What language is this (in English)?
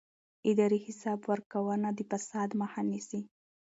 Pashto